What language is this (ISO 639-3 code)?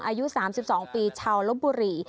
tha